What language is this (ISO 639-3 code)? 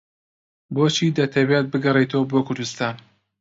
ckb